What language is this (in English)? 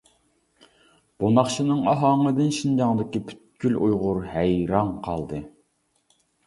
Uyghur